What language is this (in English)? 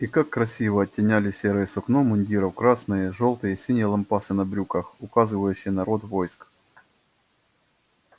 Russian